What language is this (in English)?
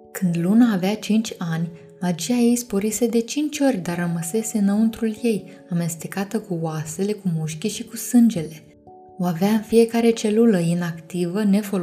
Romanian